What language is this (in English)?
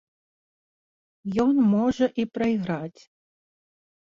Belarusian